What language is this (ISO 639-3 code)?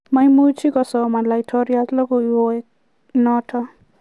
kln